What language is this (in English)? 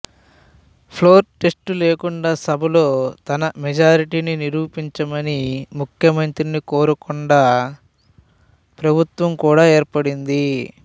Telugu